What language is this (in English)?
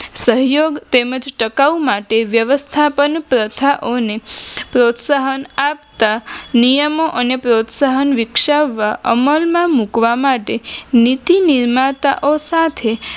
Gujarati